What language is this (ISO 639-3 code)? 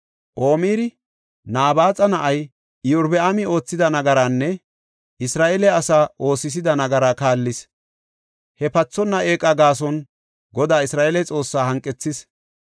gof